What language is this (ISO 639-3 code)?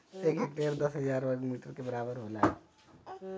bho